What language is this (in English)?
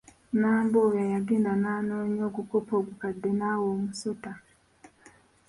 Ganda